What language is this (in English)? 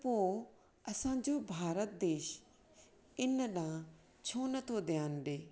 Sindhi